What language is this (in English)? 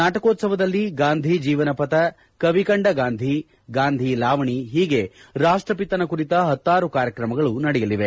Kannada